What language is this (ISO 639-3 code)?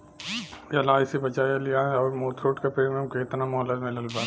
bho